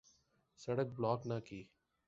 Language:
Urdu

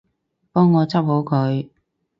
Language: Cantonese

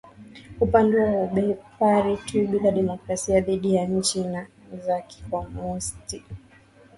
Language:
Swahili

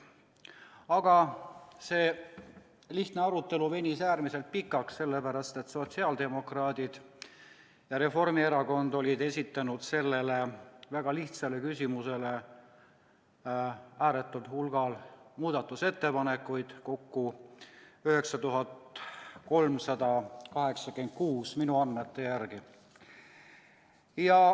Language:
Estonian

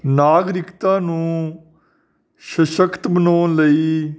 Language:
Punjabi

